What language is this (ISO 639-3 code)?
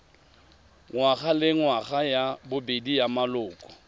tsn